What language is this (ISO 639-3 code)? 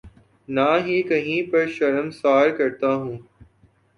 urd